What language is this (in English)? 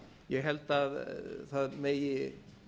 Icelandic